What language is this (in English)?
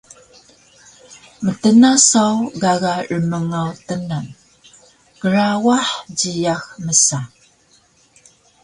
Taroko